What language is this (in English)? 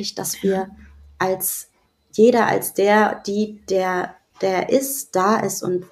German